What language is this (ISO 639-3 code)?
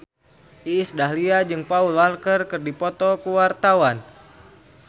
sun